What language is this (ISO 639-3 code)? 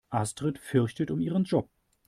deu